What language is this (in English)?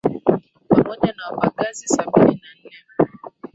Swahili